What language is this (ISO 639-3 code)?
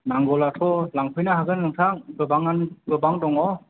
brx